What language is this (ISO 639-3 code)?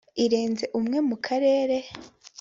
kin